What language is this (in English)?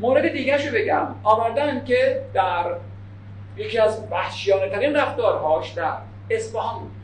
Persian